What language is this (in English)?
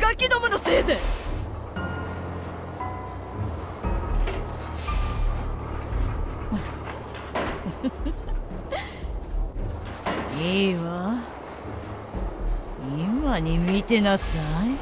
Japanese